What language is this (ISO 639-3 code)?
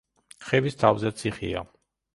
kat